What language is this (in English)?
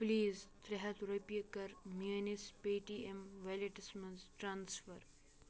Kashmiri